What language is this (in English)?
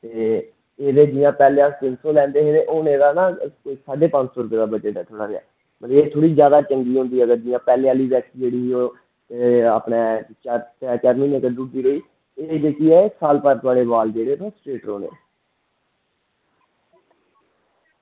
Dogri